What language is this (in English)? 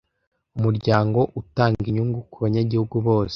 Kinyarwanda